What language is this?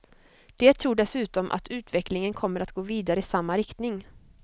Swedish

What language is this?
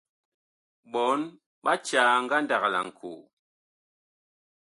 Bakoko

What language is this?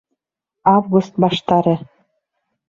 Bashkir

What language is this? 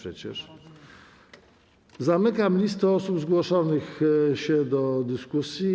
Polish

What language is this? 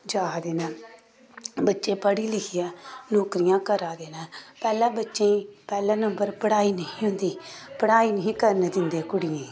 Dogri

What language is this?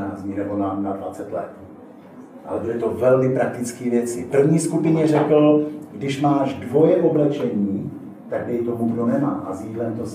Czech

